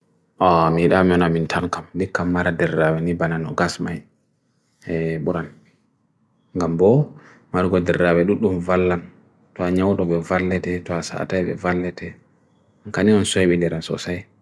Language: Bagirmi Fulfulde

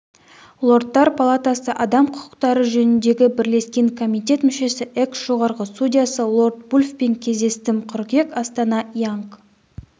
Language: Kazakh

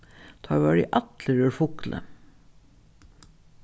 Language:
Faroese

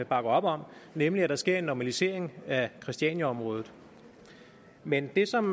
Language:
Danish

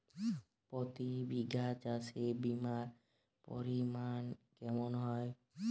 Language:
Bangla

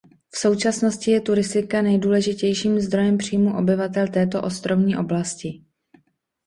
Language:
Czech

